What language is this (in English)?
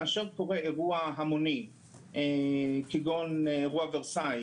Hebrew